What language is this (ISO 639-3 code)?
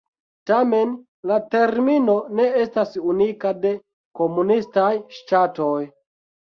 epo